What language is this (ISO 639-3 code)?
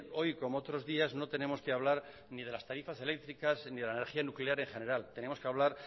spa